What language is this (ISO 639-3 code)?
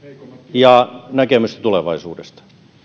fin